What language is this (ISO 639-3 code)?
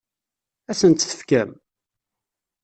kab